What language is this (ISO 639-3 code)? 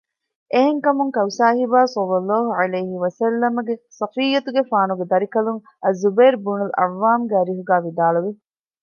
div